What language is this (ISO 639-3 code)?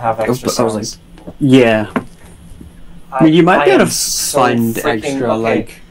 eng